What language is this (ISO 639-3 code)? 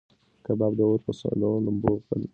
pus